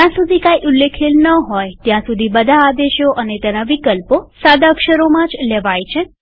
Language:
Gujarati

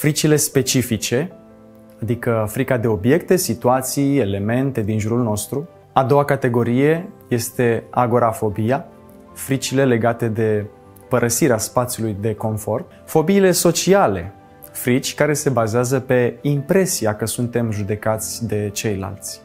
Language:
Romanian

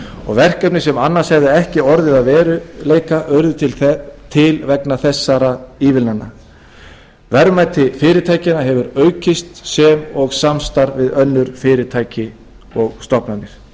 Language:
Icelandic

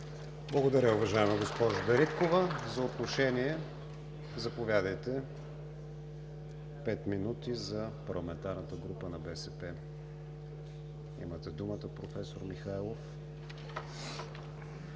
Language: Bulgarian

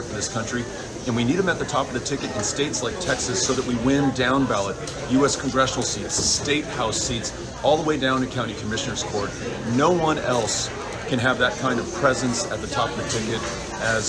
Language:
English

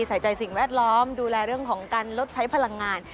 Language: Thai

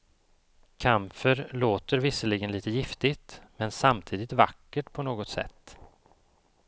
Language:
Swedish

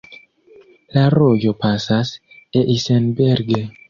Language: Esperanto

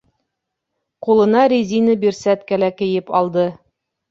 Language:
Bashkir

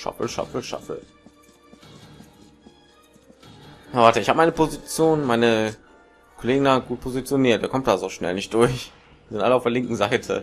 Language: German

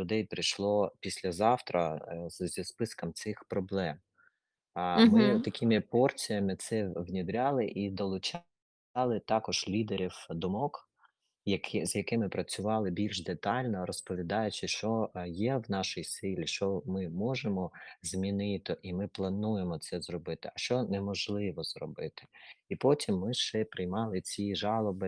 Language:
Ukrainian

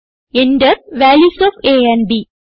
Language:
Malayalam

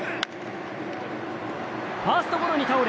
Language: Japanese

